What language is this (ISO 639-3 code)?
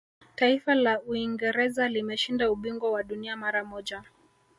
swa